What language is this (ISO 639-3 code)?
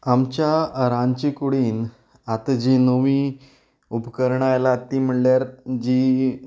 kok